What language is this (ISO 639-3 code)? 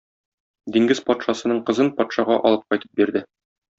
tat